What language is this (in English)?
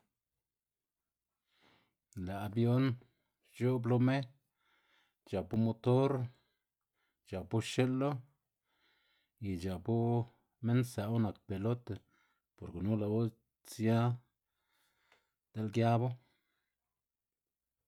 Xanaguía Zapotec